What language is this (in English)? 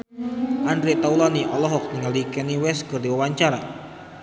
Sundanese